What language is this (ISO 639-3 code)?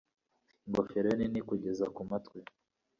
kin